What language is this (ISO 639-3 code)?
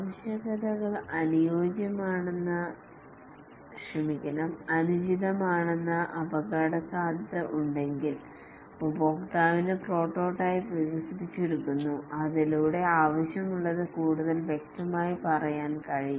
mal